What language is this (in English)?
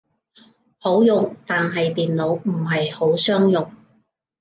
Cantonese